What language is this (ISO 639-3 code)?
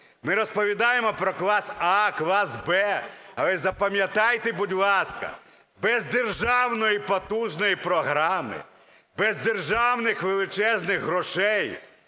ukr